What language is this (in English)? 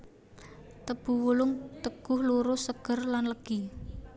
Javanese